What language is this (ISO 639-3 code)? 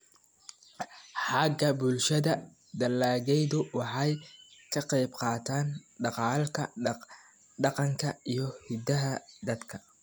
som